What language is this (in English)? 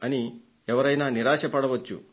Telugu